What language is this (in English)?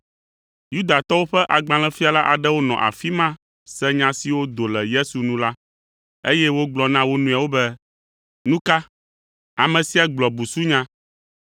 Ewe